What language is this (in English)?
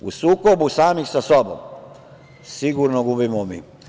Serbian